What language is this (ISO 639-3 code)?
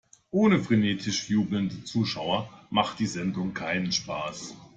deu